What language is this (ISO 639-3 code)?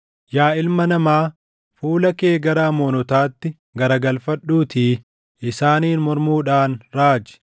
orm